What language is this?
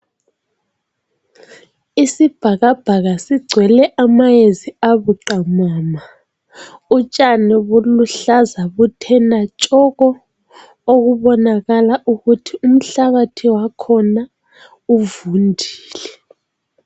North Ndebele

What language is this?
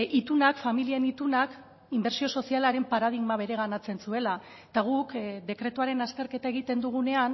Basque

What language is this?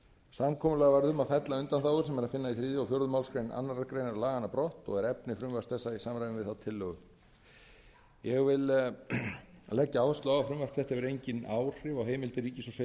Icelandic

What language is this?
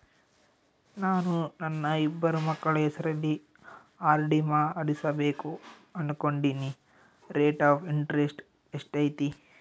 Kannada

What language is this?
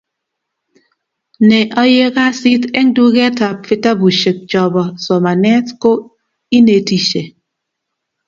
Kalenjin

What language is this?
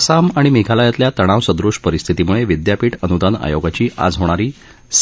Marathi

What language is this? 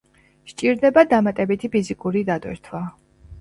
Georgian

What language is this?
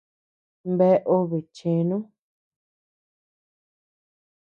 Tepeuxila Cuicatec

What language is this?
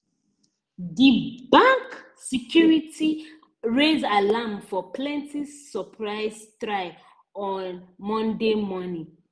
Nigerian Pidgin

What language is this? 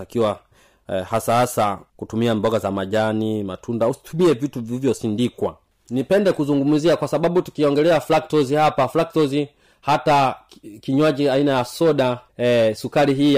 Swahili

